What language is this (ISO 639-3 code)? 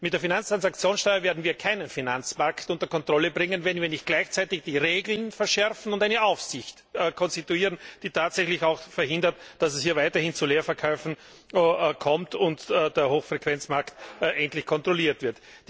deu